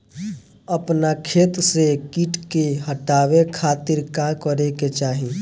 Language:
Bhojpuri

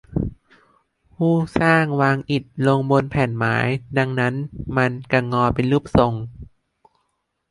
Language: Thai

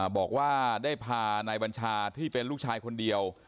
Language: Thai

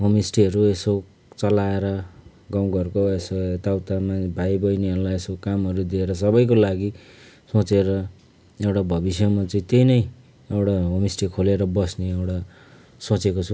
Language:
Nepali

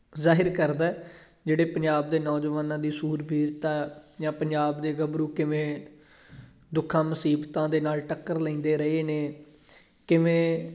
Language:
Punjabi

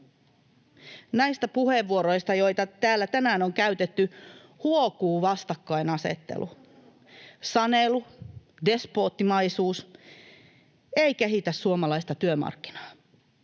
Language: Finnish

